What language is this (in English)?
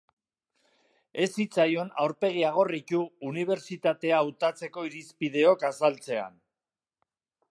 Basque